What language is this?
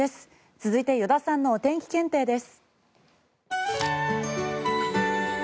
Japanese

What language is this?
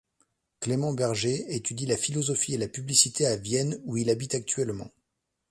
French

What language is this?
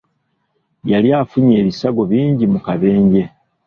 Ganda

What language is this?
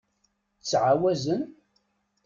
Kabyle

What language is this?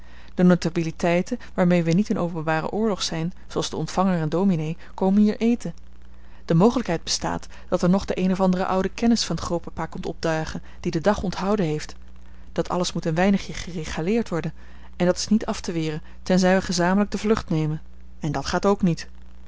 Dutch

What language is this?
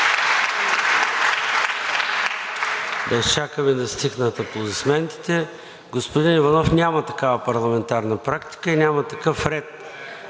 Bulgarian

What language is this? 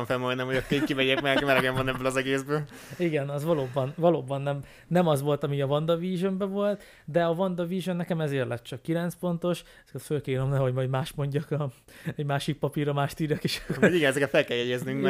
Hungarian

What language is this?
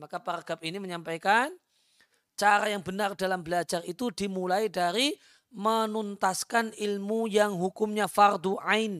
Indonesian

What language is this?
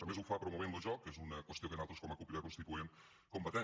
Catalan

